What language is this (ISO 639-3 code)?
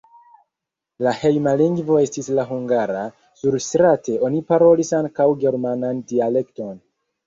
epo